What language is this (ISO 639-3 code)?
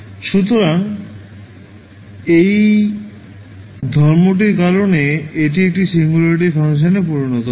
ben